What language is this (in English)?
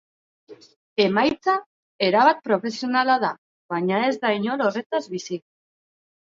Basque